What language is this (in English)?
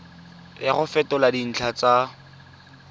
Tswana